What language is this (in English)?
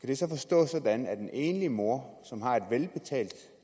Danish